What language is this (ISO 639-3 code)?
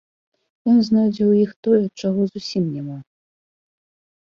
bel